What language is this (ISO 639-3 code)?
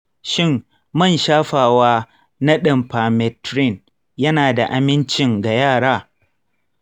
hau